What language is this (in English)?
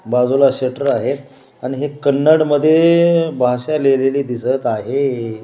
Marathi